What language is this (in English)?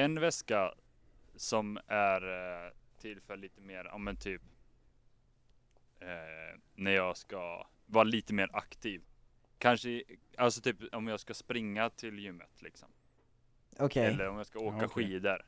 Swedish